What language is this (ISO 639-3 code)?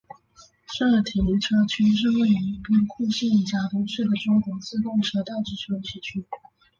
zho